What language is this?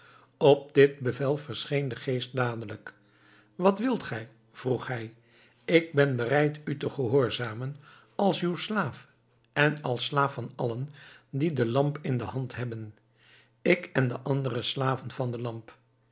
Dutch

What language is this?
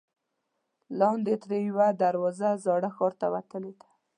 Pashto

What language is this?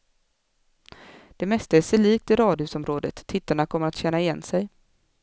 Swedish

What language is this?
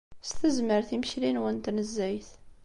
Kabyle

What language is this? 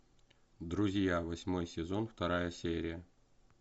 Russian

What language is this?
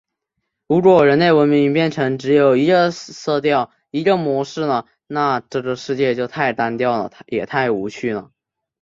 Chinese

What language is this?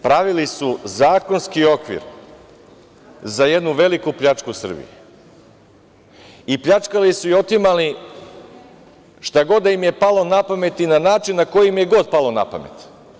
Serbian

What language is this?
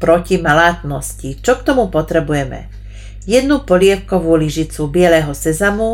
Slovak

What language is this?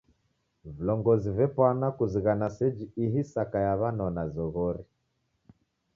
Taita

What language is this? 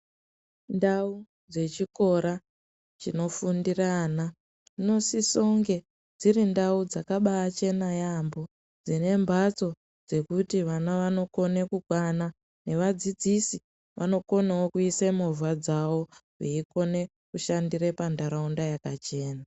Ndau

